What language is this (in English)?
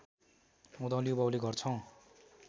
Nepali